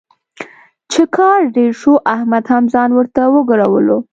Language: Pashto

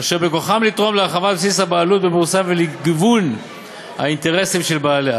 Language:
Hebrew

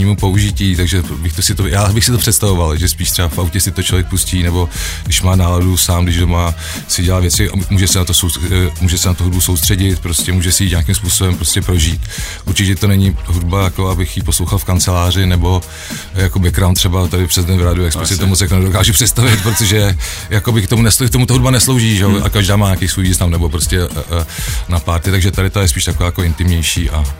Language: Czech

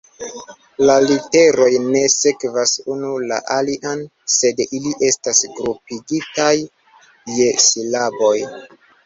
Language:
Esperanto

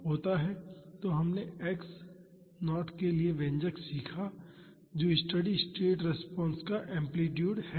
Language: Hindi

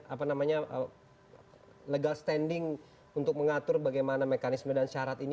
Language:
Indonesian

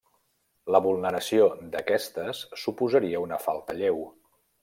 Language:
Catalan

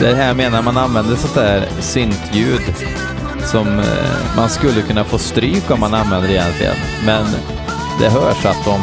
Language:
Swedish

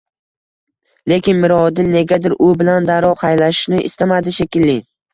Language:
Uzbek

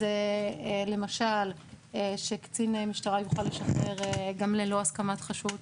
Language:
Hebrew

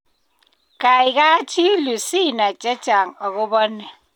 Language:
Kalenjin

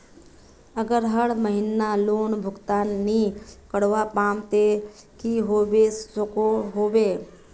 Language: Magahi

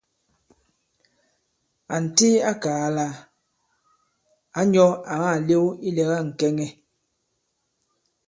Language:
Bankon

